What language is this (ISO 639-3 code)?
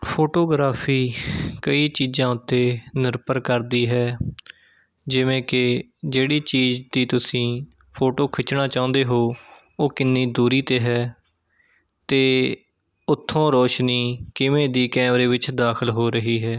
pan